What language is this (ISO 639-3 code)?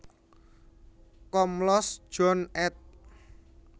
jav